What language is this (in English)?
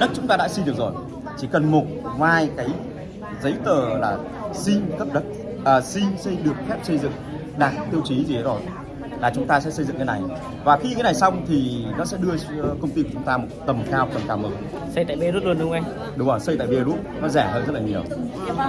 Vietnamese